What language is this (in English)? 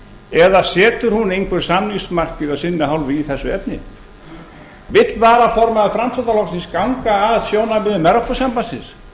Icelandic